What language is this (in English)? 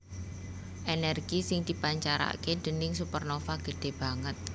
Javanese